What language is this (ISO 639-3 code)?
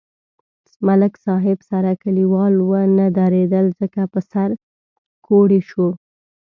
pus